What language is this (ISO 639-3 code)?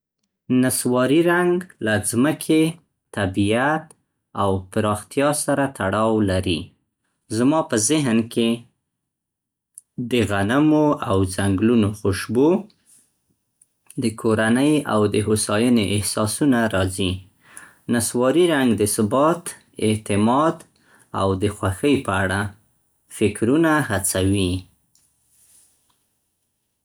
pst